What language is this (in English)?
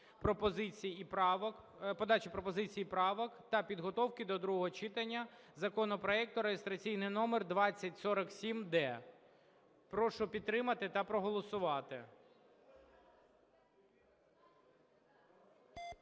Ukrainian